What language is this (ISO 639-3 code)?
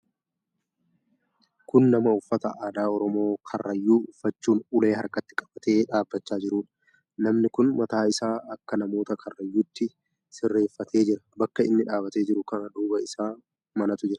orm